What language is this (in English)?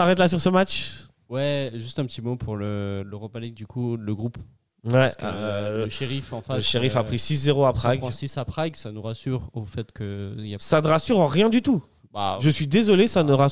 French